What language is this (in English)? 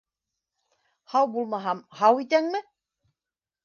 Bashkir